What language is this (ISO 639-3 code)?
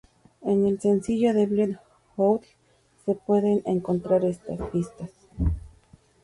spa